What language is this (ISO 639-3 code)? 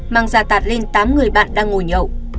vie